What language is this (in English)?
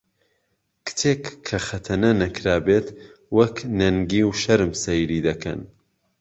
Central Kurdish